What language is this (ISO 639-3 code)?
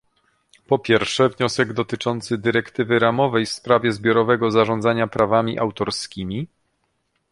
pol